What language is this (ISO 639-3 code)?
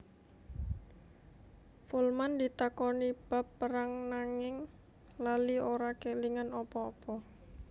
jav